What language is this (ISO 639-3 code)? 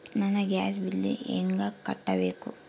kan